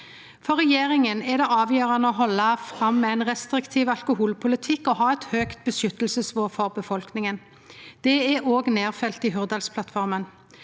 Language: Norwegian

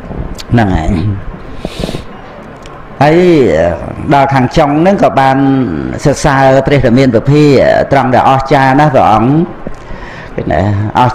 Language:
Vietnamese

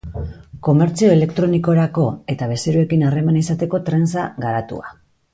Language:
Basque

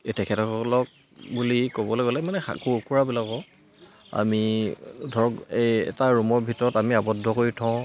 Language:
Assamese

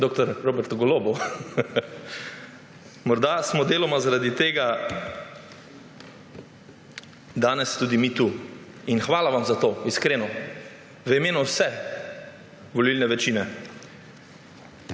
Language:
Slovenian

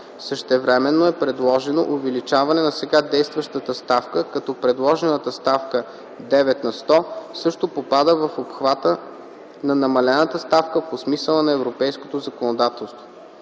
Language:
Bulgarian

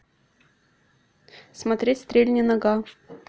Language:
Russian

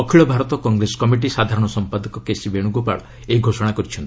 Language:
Odia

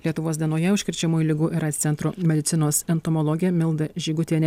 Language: Lithuanian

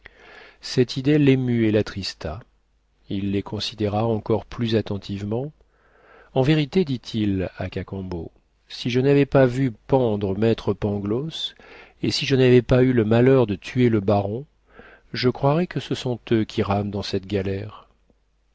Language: French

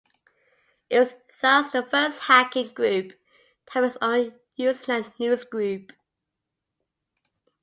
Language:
English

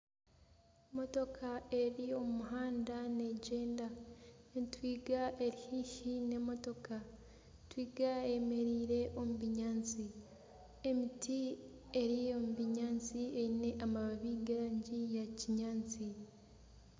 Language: Nyankole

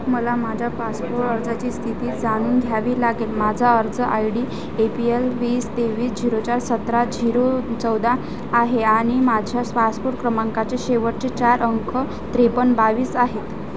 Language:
Marathi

